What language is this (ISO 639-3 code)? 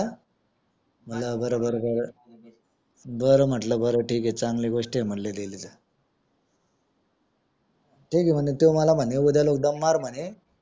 mar